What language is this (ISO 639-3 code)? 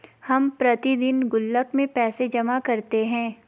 hin